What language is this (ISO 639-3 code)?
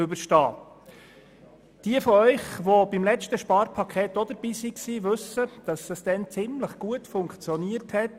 gsw